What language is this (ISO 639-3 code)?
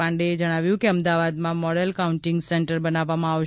guj